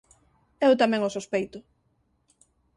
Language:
Galician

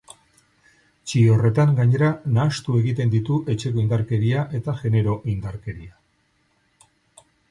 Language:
Basque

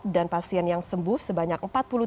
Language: Indonesian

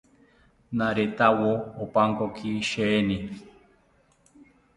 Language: South Ucayali Ashéninka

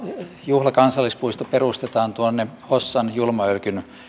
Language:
Finnish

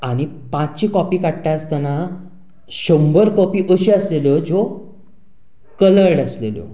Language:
Konkani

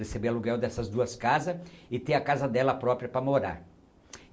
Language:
Portuguese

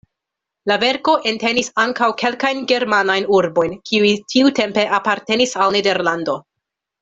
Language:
Esperanto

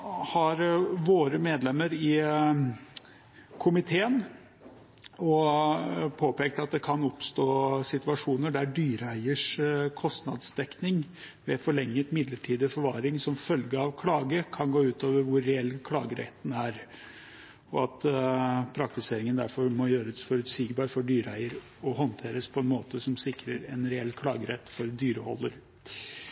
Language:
Norwegian Bokmål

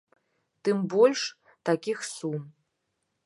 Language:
Belarusian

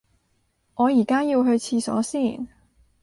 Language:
Cantonese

